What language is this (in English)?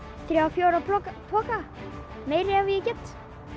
Icelandic